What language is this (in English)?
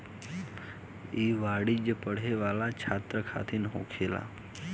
Bhojpuri